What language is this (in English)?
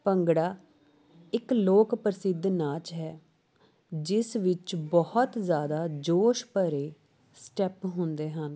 Punjabi